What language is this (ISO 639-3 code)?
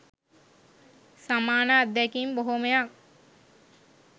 sin